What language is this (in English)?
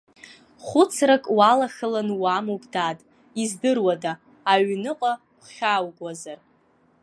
Abkhazian